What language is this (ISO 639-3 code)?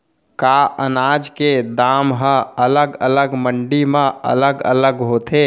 hne